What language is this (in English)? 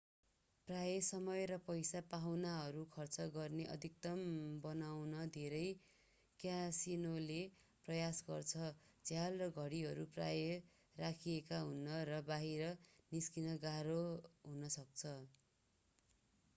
Nepali